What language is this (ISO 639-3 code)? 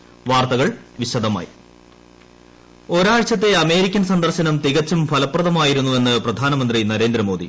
mal